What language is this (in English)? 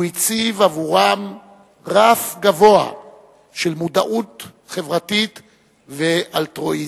Hebrew